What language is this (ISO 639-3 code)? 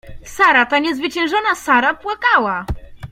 pol